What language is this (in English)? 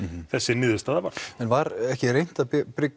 Icelandic